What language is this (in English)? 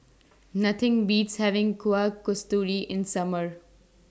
English